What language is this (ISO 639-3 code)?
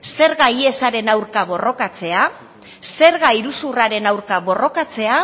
eus